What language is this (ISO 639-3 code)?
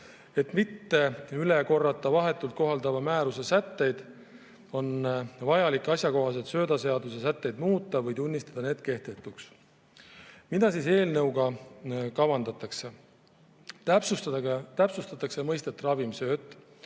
est